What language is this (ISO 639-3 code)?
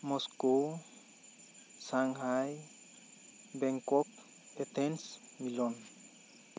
sat